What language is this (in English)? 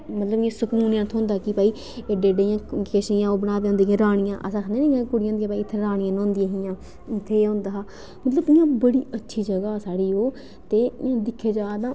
Dogri